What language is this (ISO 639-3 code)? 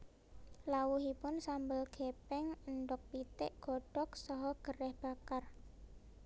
jav